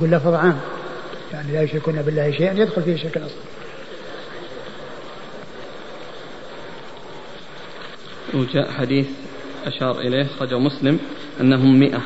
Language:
Arabic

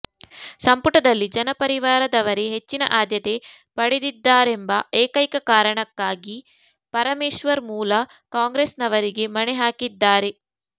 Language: Kannada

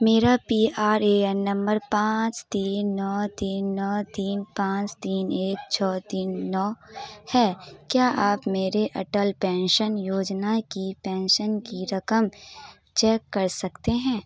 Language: Urdu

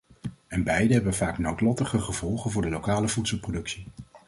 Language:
Dutch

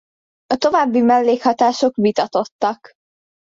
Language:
Hungarian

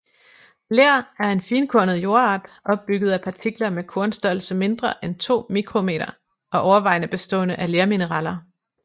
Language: Danish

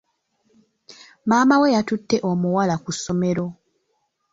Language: Ganda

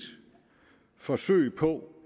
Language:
Danish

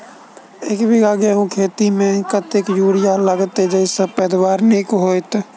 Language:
Maithili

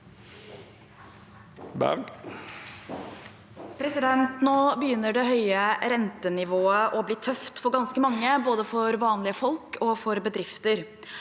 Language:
Norwegian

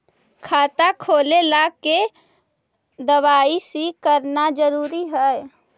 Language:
Magahi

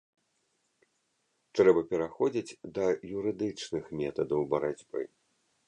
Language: Belarusian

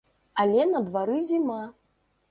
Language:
Belarusian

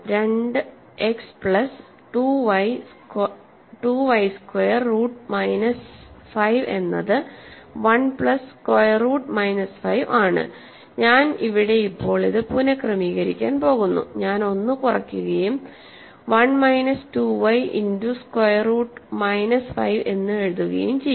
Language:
Malayalam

